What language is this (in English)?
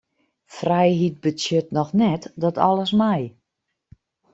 Western Frisian